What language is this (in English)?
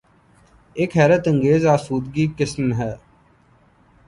Urdu